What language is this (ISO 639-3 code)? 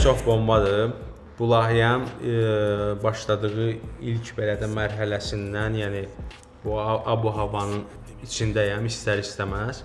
tur